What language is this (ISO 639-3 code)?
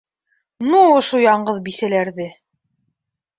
bak